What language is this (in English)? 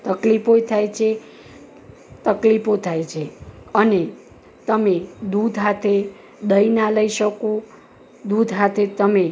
Gujarati